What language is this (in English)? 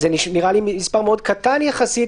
Hebrew